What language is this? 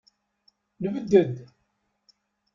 Kabyle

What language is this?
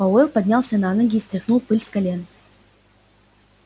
Russian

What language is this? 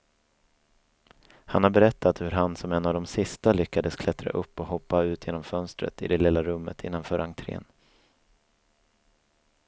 Swedish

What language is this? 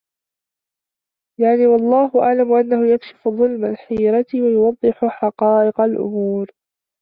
Arabic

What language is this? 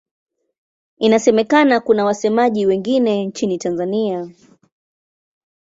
Swahili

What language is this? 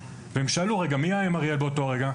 Hebrew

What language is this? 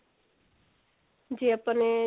Punjabi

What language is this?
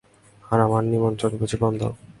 Bangla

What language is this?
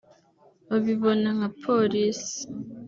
Kinyarwanda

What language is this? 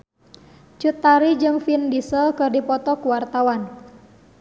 Sundanese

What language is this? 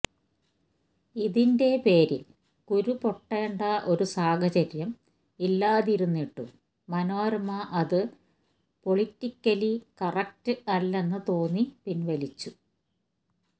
Malayalam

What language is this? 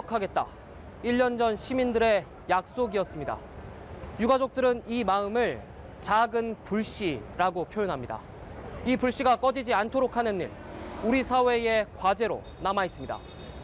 Korean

